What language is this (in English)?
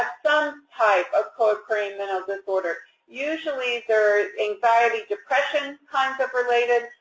English